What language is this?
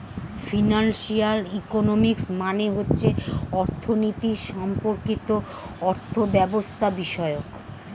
Bangla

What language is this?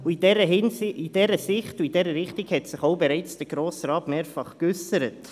Swiss German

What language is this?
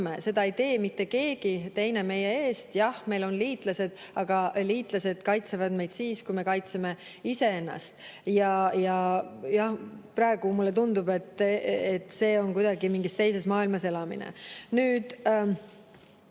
Estonian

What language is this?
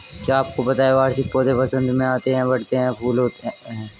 Hindi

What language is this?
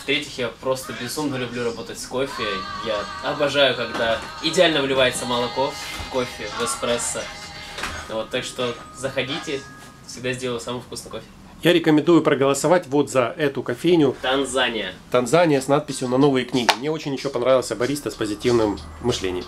Russian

